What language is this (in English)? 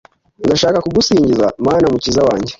Kinyarwanda